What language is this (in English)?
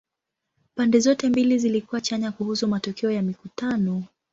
Swahili